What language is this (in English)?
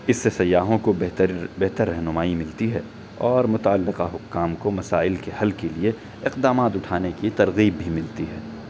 Urdu